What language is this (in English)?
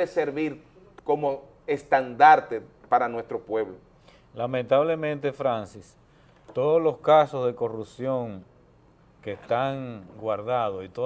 Spanish